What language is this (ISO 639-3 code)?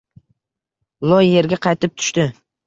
uzb